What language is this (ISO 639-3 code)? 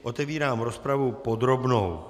ces